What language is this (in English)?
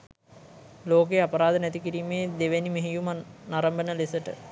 Sinhala